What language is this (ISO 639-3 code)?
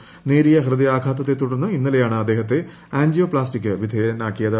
mal